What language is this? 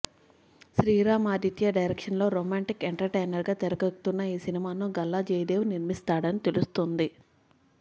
Telugu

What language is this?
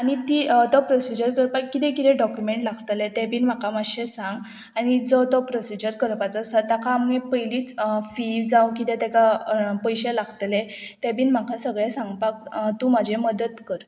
Konkani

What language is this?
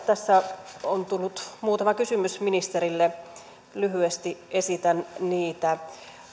Finnish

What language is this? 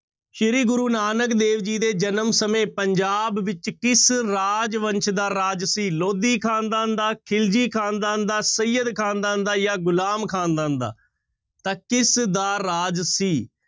Punjabi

